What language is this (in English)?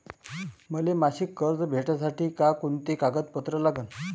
Marathi